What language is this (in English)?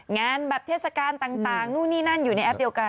Thai